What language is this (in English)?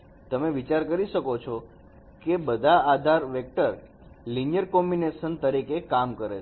Gujarati